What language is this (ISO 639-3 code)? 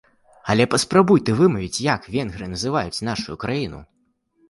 bel